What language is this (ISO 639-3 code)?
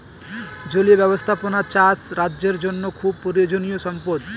ben